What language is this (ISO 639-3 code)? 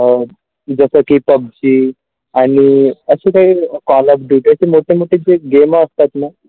mar